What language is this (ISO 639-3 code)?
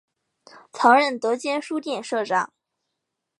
zho